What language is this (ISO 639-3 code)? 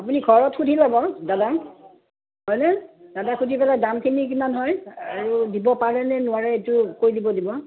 asm